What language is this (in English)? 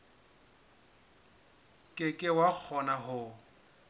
Southern Sotho